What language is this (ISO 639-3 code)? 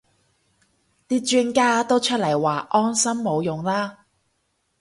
yue